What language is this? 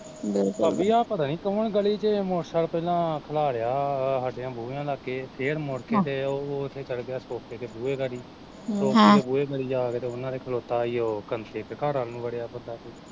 Punjabi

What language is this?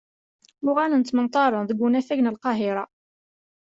Kabyle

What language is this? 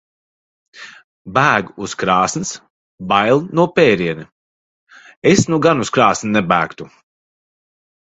Latvian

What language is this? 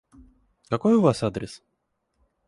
Russian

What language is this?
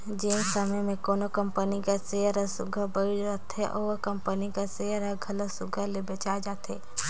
Chhattisgarhi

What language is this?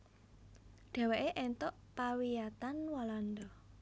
Javanese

